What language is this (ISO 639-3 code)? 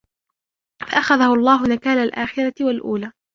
ara